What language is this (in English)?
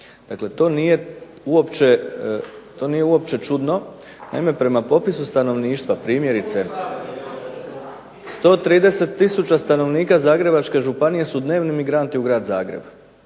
Croatian